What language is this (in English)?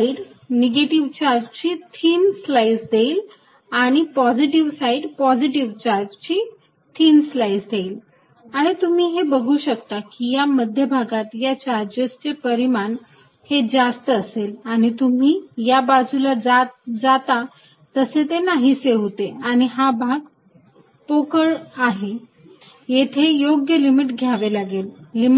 Marathi